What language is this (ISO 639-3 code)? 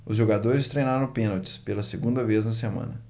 por